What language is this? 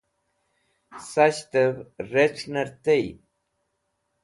Wakhi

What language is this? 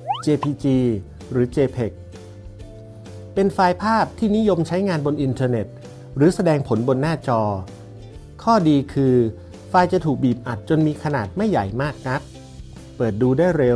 Thai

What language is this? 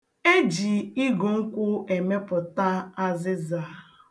Igbo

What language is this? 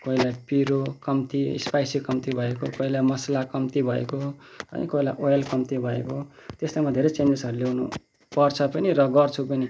Nepali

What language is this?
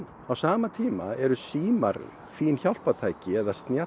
Icelandic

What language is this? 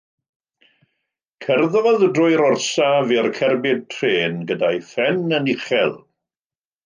Welsh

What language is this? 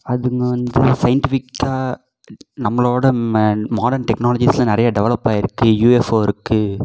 Tamil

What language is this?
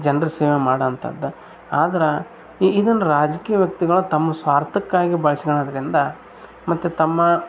Kannada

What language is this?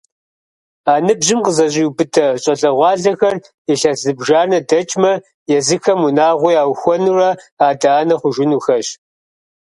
Kabardian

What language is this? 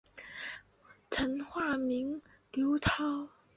Chinese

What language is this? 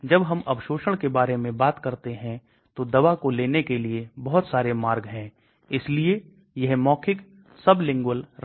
Hindi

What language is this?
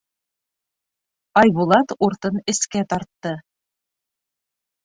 Bashkir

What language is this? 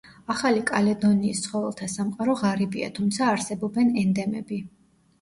Georgian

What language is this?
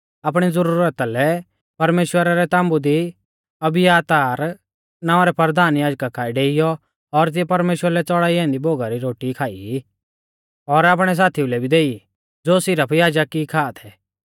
Mahasu Pahari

